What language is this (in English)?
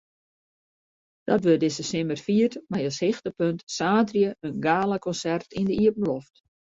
Western Frisian